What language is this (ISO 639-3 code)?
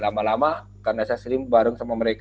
ind